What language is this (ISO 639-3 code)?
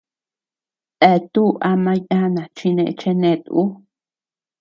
cux